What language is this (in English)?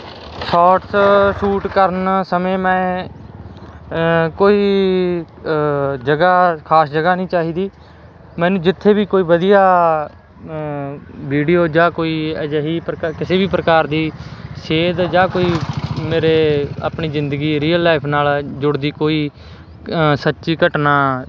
Punjabi